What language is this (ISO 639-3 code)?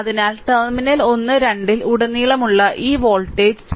mal